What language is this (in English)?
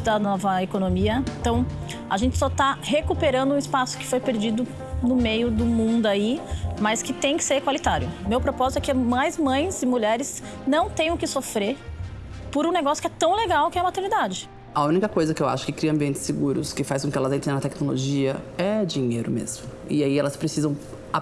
Portuguese